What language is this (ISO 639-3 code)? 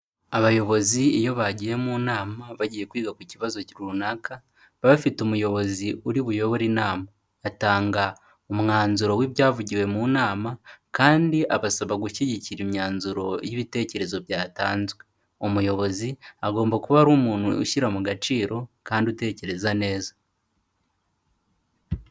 kin